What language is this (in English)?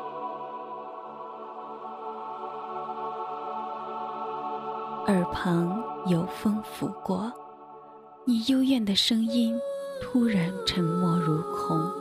Chinese